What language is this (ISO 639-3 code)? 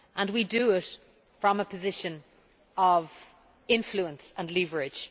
eng